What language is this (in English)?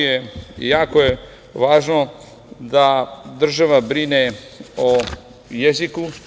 Serbian